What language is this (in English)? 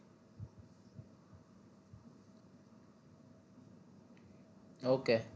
Gujarati